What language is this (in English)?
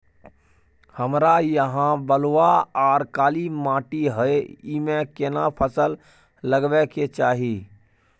Maithili